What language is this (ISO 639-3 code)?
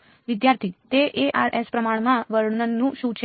guj